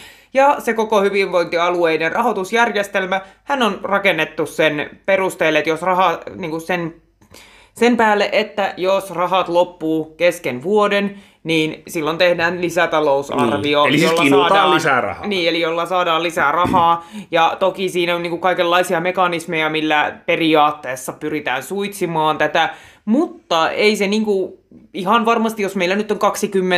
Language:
Finnish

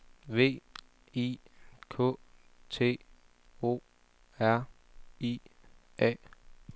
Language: Danish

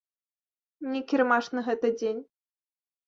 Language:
Belarusian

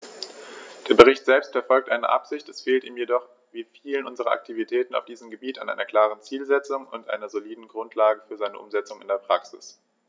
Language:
German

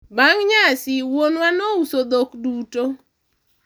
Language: Luo (Kenya and Tanzania)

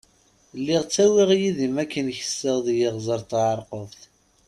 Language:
Kabyle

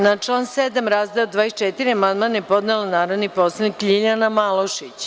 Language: Serbian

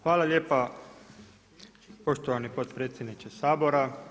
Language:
Croatian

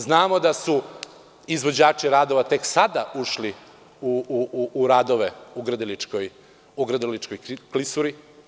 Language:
Serbian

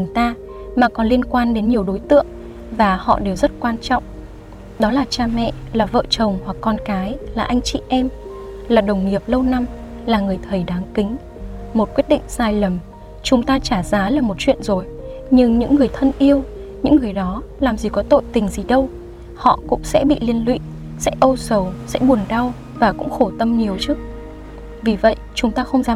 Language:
Vietnamese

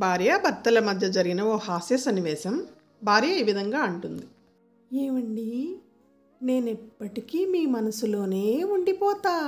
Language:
Hindi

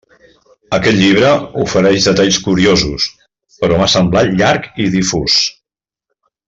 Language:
Catalan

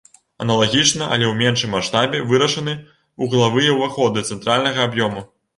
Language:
Belarusian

